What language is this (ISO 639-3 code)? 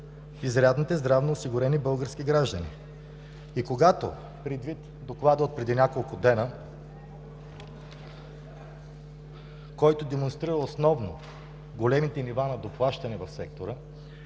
bul